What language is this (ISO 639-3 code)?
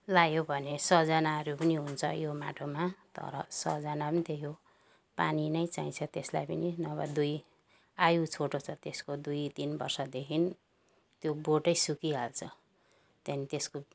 nep